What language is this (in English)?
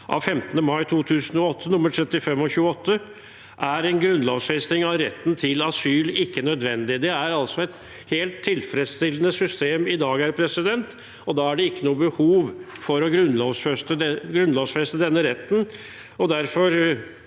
Norwegian